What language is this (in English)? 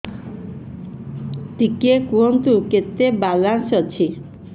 Odia